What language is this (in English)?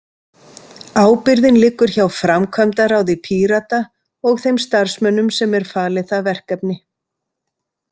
Icelandic